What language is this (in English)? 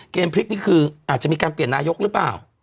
Thai